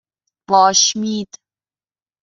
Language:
Persian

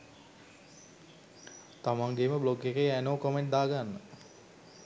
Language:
Sinhala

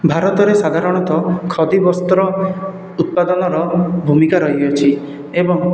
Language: Odia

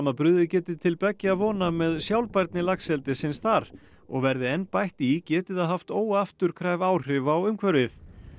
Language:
Icelandic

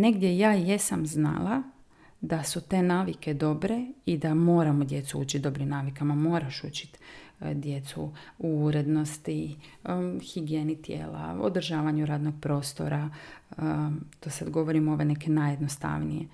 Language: Croatian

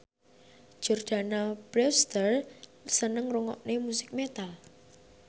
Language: Javanese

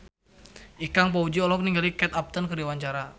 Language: Sundanese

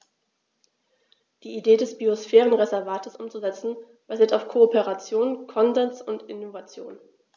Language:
German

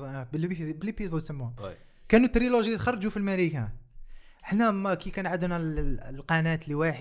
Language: Arabic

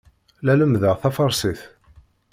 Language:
Kabyle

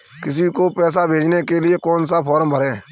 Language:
Hindi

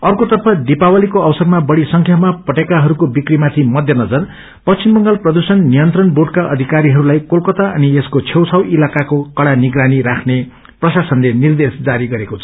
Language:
Nepali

